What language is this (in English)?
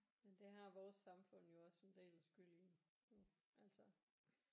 Danish